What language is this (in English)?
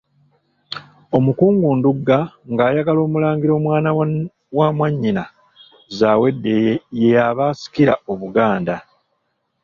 Ganda